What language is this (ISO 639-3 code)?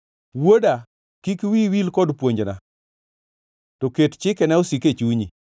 luo